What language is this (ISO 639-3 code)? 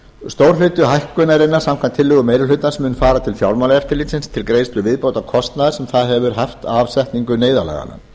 isl